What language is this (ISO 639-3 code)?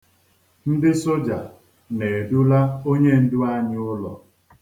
ibo